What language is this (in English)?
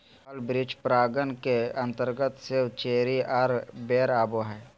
Magahi